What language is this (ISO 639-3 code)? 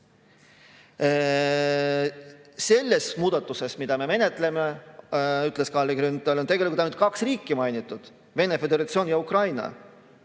est